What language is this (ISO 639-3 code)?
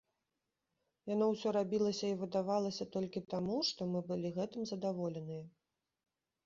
bel